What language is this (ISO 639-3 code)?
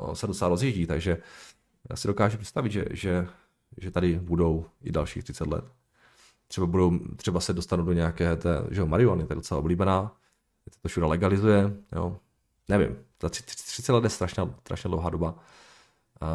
ces